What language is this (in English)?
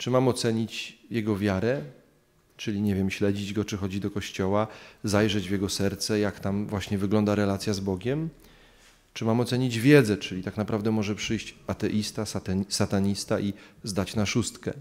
Polish